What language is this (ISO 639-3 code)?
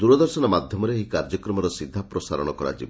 ori